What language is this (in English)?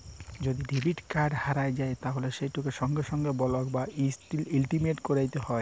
Bangla